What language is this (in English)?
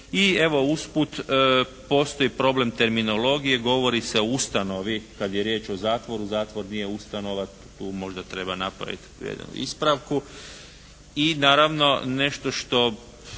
Croatian